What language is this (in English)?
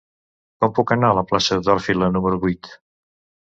Catalan